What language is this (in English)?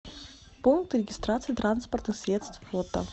Russian